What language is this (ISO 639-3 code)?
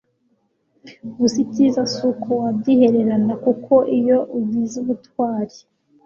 kin